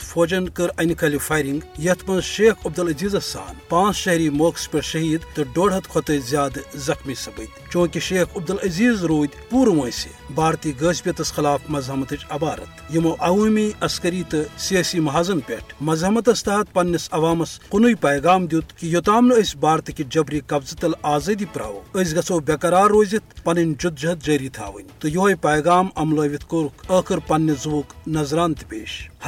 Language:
Urdu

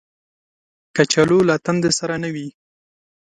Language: Pashto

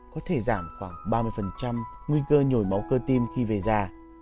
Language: Vietnamese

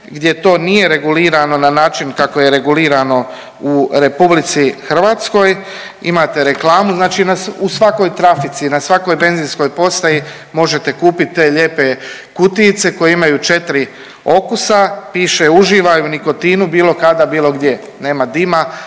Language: Croatian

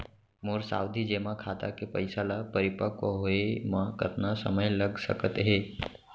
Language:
Chhattisgarhi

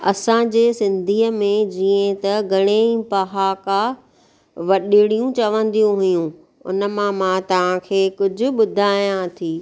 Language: Sindhi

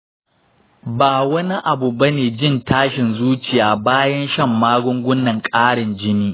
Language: Hausa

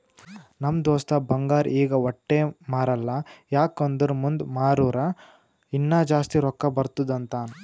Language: Kannada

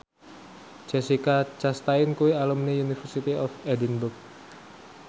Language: Javanese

